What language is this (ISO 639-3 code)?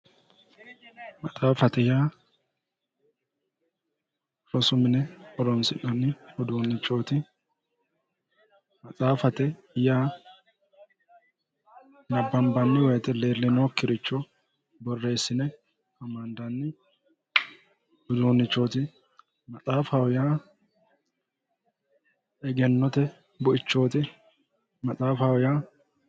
sid